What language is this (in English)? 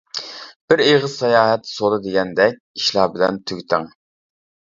Uyghur